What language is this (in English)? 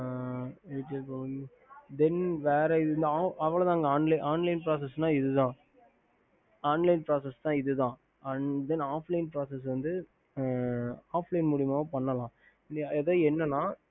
Tamil